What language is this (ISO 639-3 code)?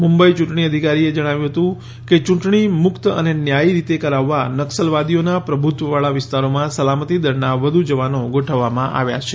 guj